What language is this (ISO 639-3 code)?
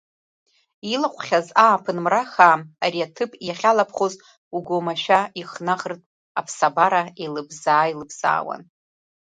abk